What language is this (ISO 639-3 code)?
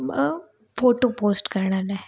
snd